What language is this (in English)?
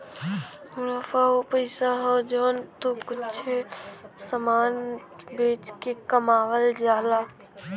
Bhojpuri